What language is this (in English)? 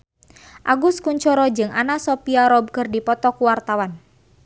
Sundanese